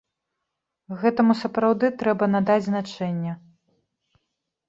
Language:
Belarusian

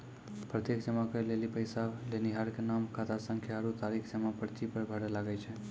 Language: Maithili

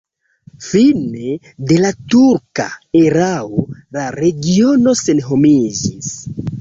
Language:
Esperanto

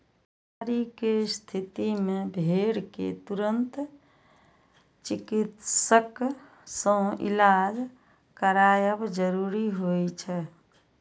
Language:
Maithili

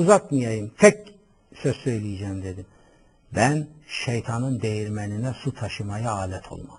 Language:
Turkish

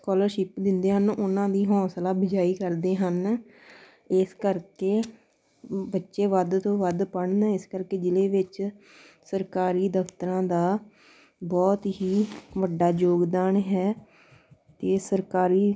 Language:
Punjabi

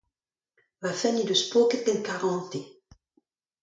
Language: Breton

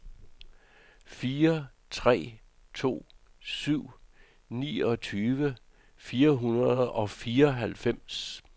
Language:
Danish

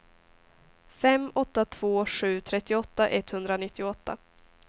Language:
Swedish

